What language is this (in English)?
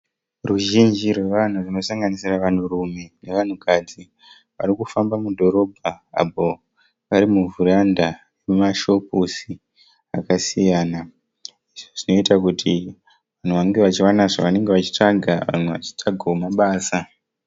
Shona